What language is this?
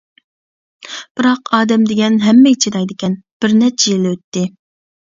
Uyghur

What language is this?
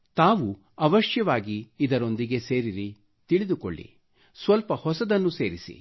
Kannada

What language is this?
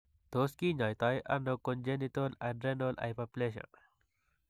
Kalenjin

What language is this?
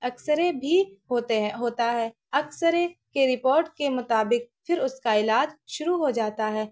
Urdu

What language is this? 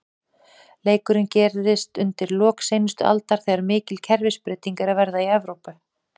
Icelandic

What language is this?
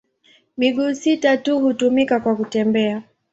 Swahili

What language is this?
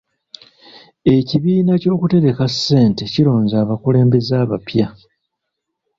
Ganda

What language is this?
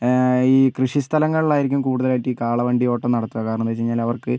Malayalam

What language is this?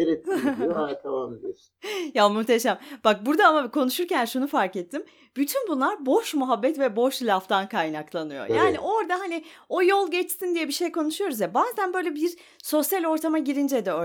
Turkish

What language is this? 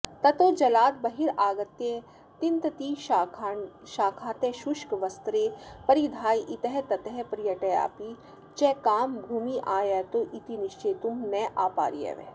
Sanskrit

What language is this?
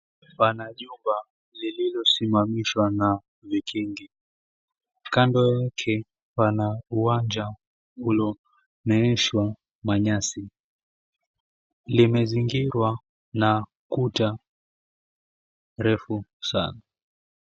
Swahili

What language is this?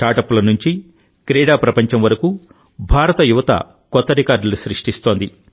Telugu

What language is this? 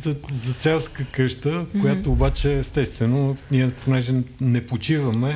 Bulgarian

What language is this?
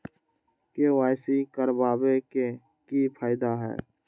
Magahi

